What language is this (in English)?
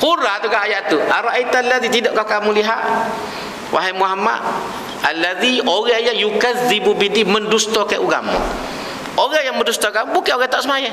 Malay